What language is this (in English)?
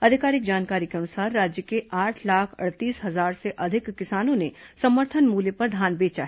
Hindi